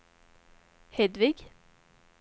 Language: Swedish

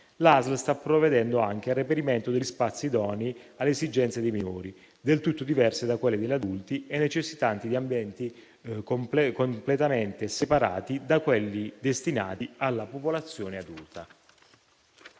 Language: Italian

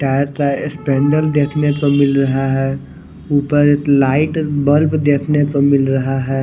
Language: Hindi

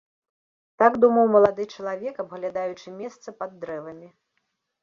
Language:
Belarusian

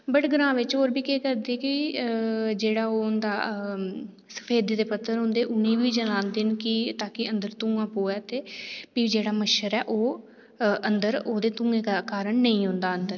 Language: Dogri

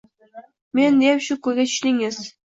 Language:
Uzbek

